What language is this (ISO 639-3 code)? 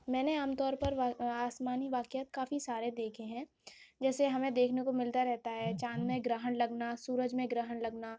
urd